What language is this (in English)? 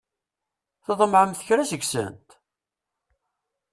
Kabyle